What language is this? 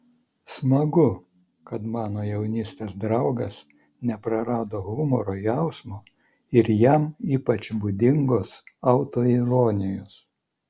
Lithuanian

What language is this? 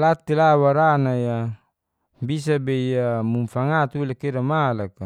Geser-Gorom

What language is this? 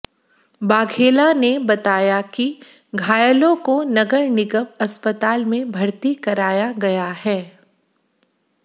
Hindi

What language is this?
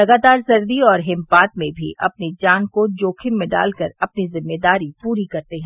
Hindi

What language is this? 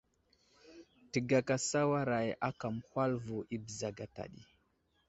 Wuzlam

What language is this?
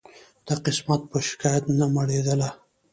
Pashto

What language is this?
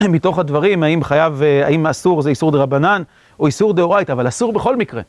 Hebrew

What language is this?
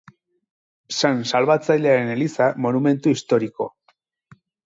Basque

